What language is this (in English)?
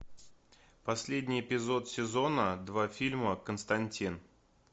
Russian